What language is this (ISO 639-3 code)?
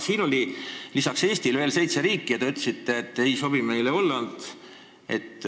est